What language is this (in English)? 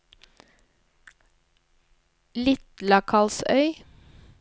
Norwegian